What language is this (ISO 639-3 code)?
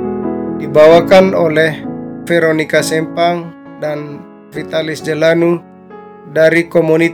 ind